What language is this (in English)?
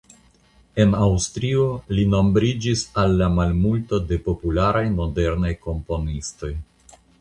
Esperanto